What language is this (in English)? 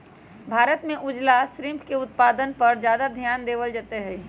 Magahi